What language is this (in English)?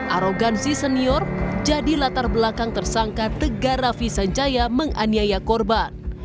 Indonesian